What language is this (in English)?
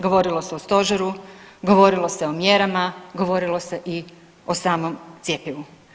Croatian